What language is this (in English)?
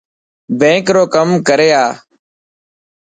Dhatki